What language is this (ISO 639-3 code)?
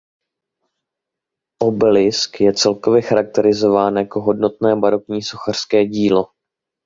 ces